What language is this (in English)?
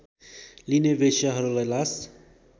Nepali